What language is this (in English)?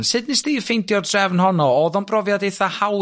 Welsh